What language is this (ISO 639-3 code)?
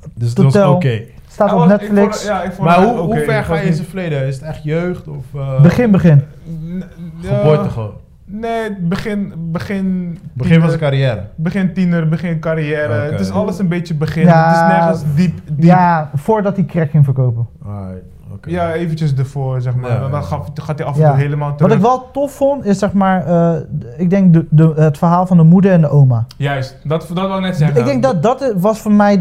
nld